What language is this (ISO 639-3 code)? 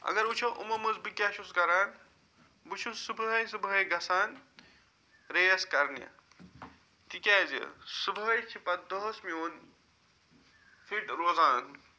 kas